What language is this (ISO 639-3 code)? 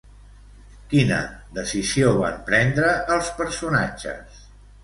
cat